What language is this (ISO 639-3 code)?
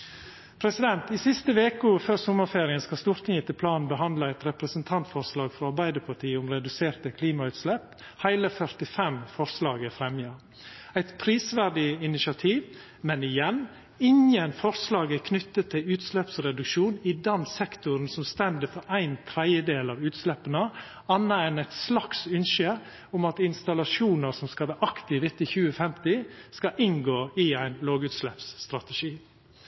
nno